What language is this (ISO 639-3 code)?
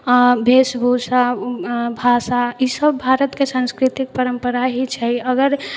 mai